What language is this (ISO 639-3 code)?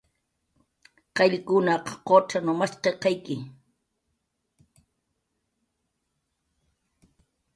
jqr